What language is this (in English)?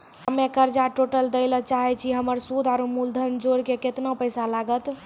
Maithili